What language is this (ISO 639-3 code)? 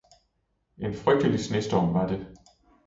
dan